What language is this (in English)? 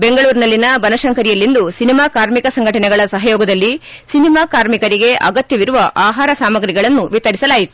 Kannada